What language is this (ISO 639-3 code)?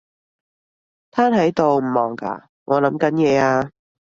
yue